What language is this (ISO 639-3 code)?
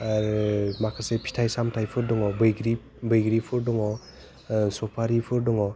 brx